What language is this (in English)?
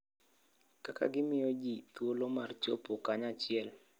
Luo (Kenya and Tanzania)